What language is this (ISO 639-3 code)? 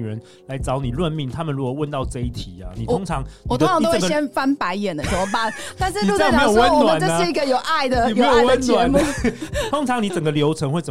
zho